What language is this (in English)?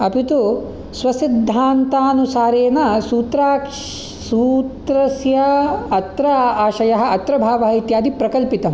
Sanskrit